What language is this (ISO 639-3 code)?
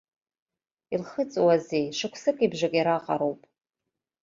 abk